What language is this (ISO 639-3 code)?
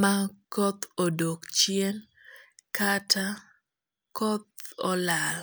luo